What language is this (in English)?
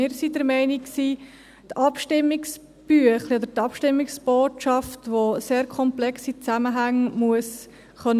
Swiss German